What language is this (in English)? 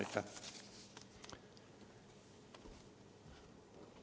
Estonian